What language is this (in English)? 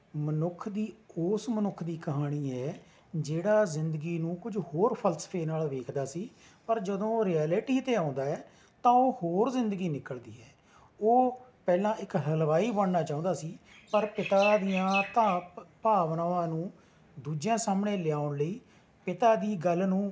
Punjabi